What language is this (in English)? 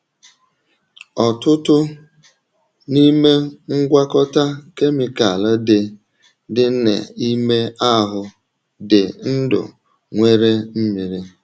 Igbo